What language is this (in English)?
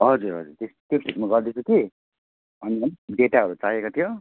Nepali